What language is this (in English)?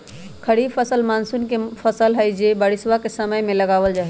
Magahi